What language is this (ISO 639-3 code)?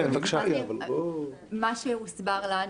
heb